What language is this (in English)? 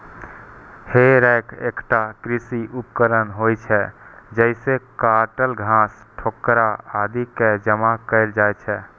Maithili